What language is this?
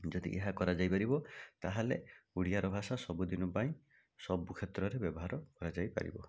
Odia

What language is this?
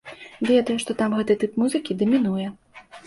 Belarusian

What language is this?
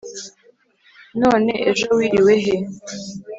Kinyarwanda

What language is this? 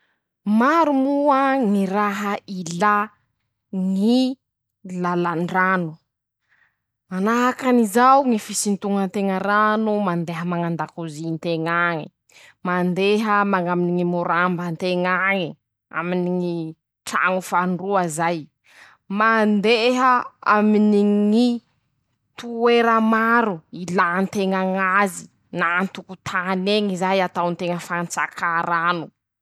Masikoro Malagasy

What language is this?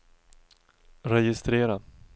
Swedish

